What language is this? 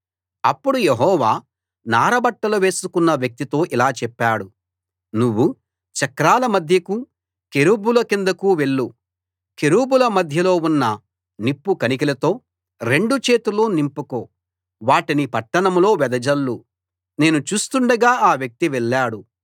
Telugu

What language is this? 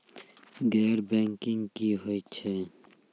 Maithili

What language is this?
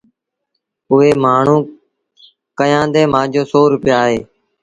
Sindhi Bhil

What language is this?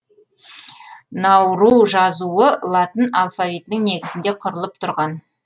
Kazakh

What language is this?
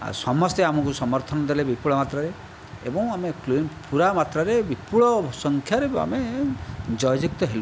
Odia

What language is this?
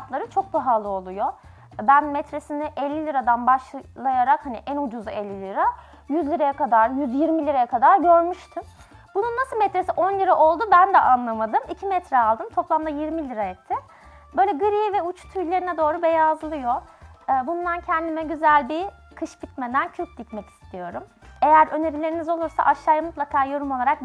Turkish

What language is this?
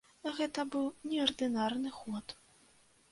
Belarusian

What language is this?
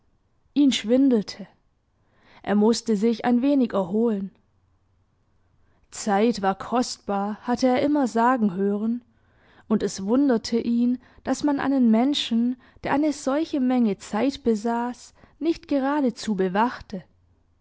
German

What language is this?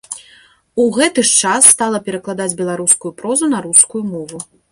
Belarusian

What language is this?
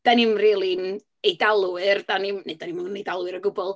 Welsh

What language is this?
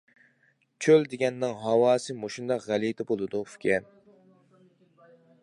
Uyghur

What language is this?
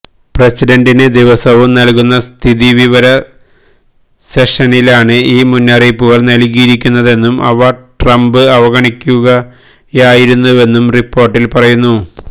Malayalam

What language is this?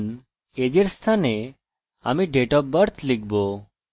Bangla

